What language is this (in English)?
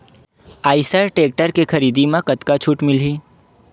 Chhattisgarhi